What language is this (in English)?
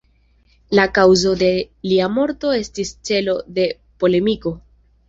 Esperanto